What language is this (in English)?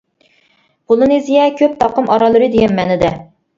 Uyghur